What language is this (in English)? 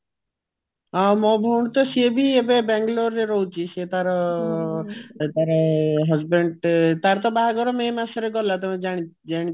Odia